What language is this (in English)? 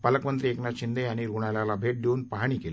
Marathi